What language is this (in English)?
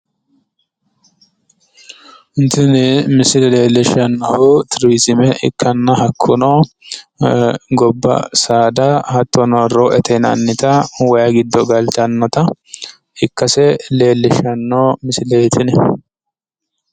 Sidamo